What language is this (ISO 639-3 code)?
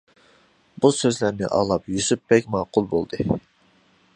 uig